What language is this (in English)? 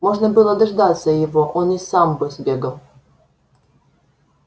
Russian